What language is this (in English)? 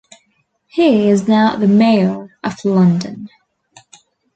English